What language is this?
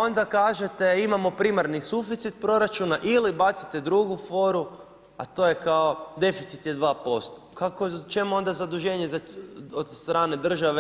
Croatian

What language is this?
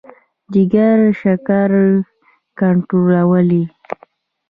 Pashto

